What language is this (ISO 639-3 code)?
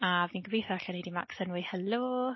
cym